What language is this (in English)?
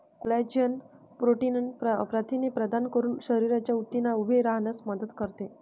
Marathi